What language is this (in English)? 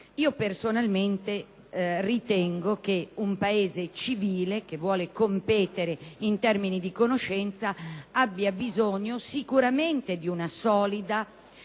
Italian